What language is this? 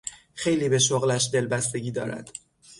Persian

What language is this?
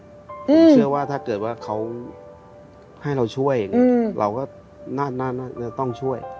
Thai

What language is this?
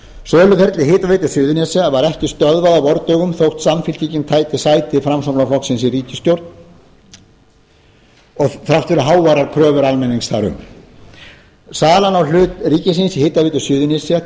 Icelandic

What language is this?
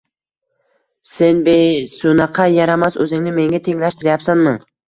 Uzbek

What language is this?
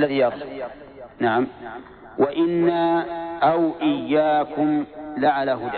Arabic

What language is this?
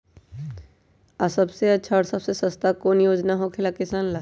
Magahi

